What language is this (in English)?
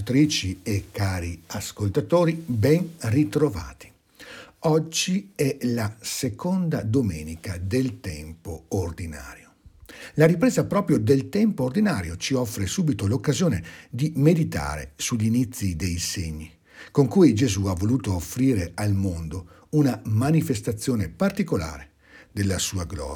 Italian